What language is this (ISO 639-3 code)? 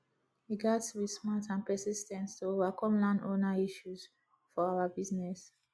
pcm